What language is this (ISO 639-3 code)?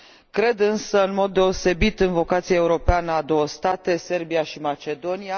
ron